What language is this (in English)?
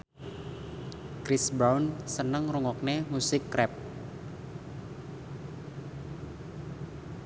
Javanese